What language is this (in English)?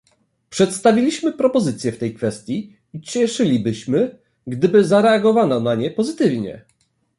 Polish